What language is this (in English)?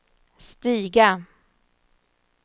Swedish